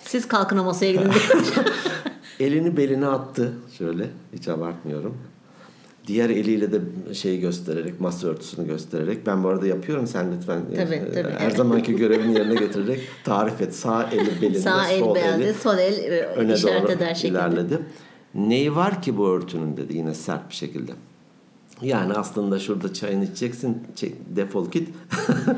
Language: Turkish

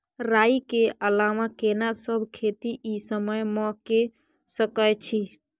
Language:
Maithili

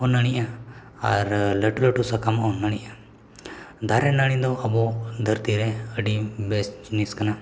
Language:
Santali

